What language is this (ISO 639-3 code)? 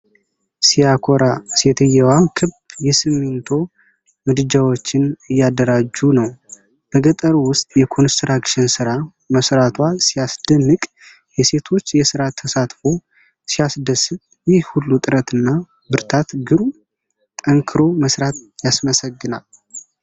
amh